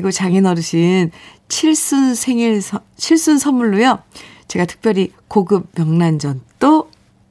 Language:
Korean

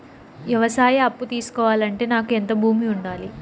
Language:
Telugu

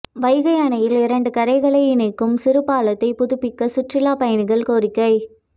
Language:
Tamil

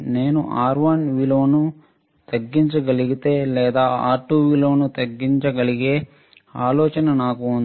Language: Telugu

